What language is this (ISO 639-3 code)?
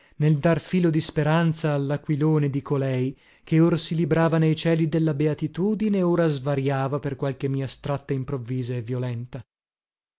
ita